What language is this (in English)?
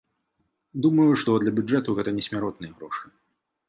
Belarusian